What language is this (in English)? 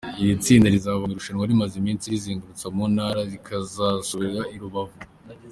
Kinyarwanda